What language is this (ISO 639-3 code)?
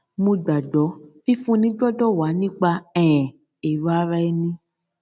yor